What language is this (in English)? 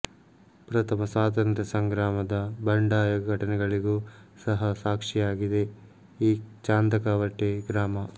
Kannada